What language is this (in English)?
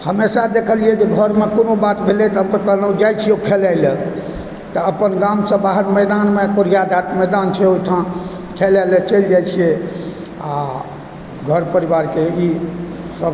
Maithili